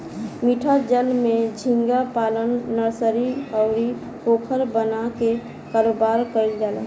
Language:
Bhojpuri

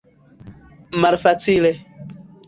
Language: Esperanto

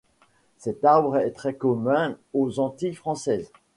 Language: French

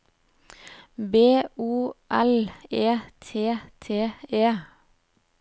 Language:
Norwegian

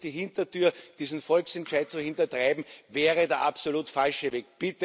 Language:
German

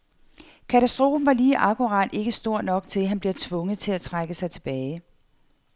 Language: Danish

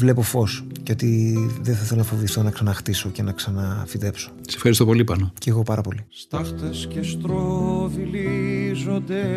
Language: Greek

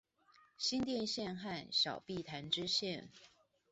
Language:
Chinese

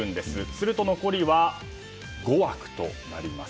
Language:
Japanese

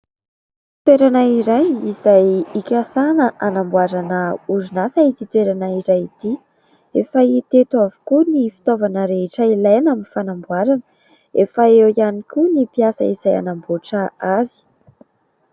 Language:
Malagasy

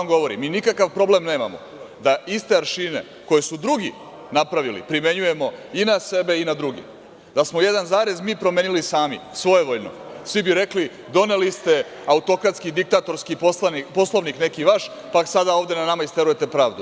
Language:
Serbian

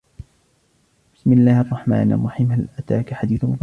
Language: Arabic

